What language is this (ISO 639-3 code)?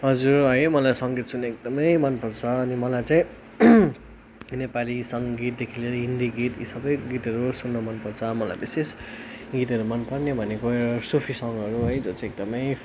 nep